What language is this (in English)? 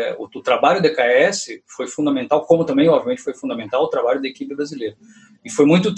Portuguese